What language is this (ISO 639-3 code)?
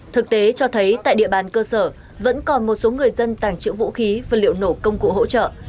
vie